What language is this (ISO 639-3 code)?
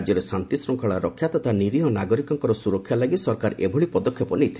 ori